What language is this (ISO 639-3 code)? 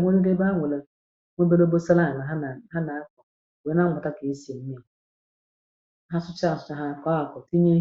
ibo